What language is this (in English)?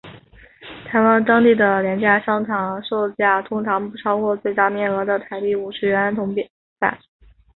Chinese